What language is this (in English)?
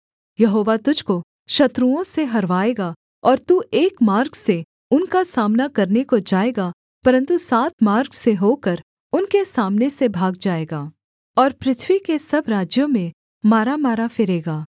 Hindi